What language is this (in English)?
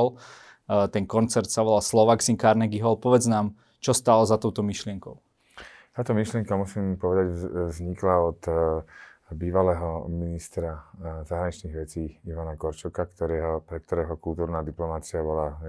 Slovak